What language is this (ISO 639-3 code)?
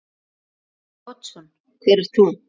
isl